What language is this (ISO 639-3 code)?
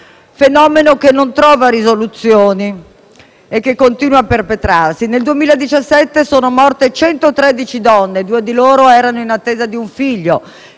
ita